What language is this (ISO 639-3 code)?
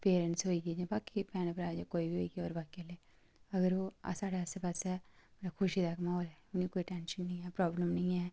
doi